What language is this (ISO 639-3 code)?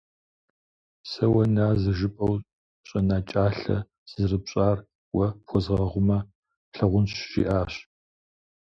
kbd